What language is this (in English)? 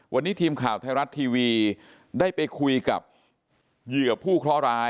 Thai